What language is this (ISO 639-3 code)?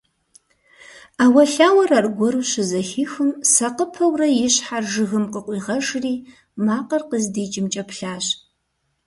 kbd